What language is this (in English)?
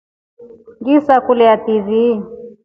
Rombo